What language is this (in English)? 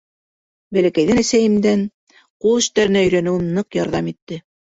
Bashkir